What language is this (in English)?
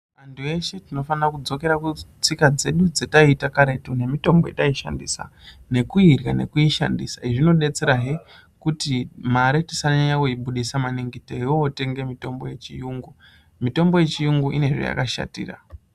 Ndau